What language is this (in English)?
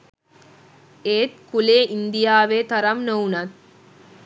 Sinhala